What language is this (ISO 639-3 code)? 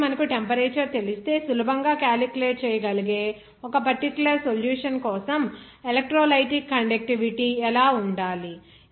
tel